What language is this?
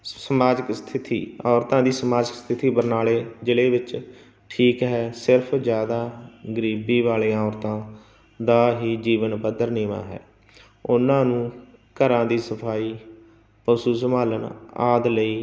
Punjabi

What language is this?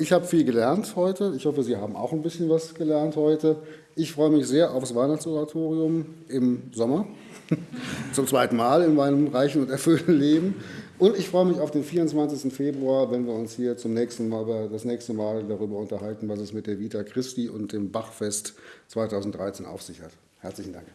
German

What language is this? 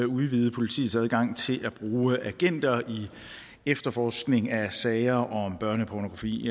Danish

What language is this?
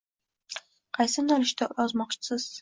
Uzbek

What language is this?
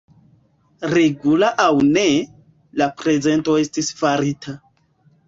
Esperanto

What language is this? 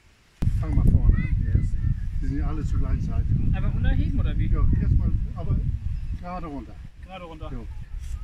German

